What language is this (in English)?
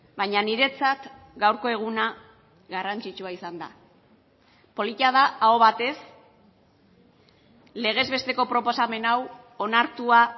Basque